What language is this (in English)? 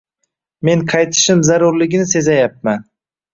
Uzbek